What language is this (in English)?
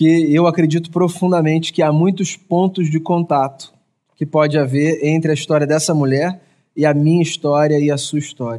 Portuguese